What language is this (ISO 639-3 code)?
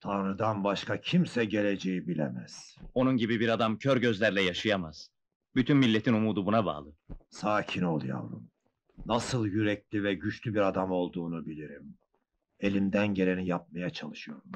tur